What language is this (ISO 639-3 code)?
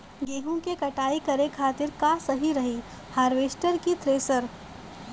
bho